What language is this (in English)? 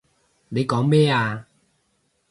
Cantonese